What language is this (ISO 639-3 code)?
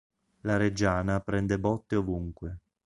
ita